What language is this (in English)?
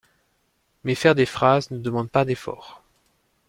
French